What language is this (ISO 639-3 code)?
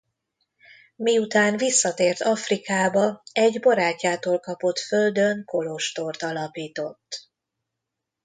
hun